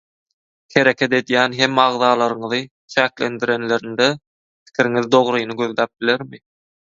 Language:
Turkmen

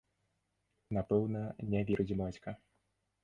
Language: Belarusian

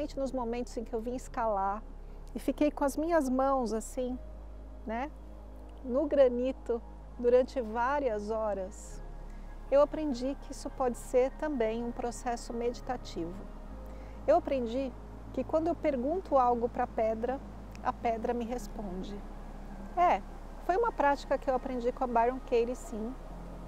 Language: Portuguese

